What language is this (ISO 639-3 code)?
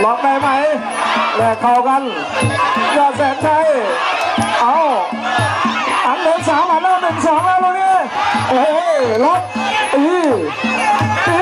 tha